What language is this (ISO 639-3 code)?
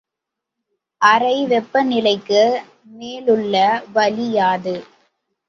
tam